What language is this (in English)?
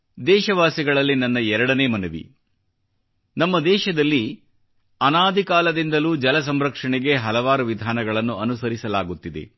Kannada